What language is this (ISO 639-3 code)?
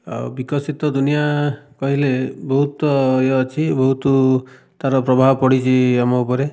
ori